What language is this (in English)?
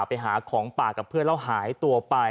Thai